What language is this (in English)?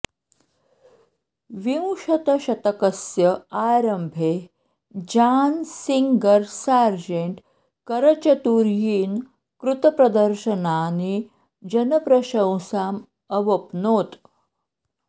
Sanskrit